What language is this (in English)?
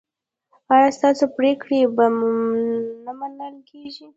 Pashto